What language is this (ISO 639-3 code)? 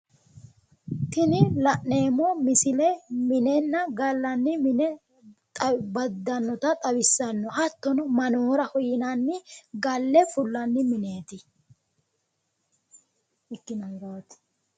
sid